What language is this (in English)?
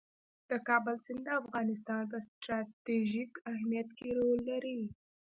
Pashto